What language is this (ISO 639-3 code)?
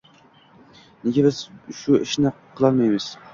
uzb